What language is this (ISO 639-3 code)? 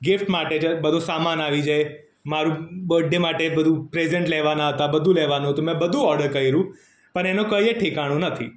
guj